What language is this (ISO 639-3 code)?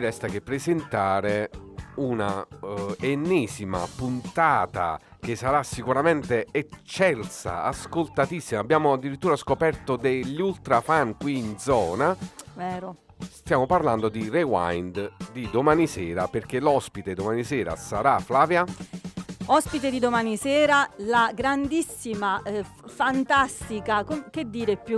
ita